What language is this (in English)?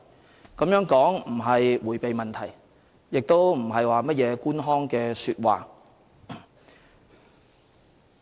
Cantonese